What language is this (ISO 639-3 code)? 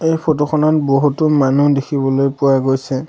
asm